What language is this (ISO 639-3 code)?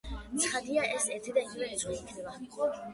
kat